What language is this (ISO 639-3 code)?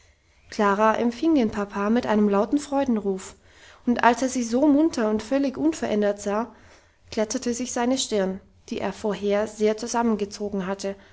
deu